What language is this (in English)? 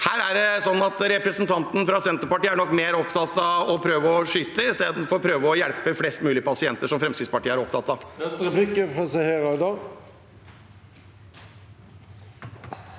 Norwegian